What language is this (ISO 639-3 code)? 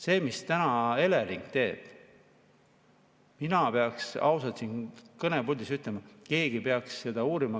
est